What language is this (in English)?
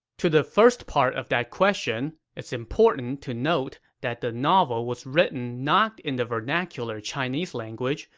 English